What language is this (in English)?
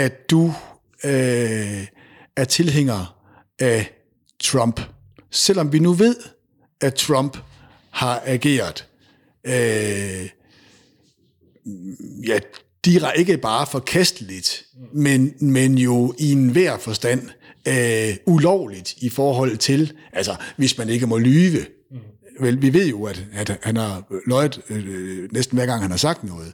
Danish